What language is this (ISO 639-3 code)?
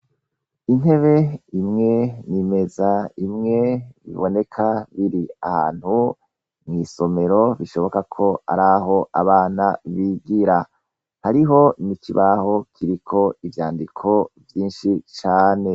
run